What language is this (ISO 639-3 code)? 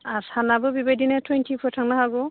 brx